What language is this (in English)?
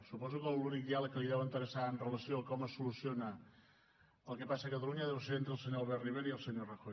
Catalan